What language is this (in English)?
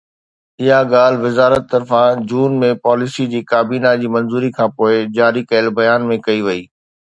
Sindhi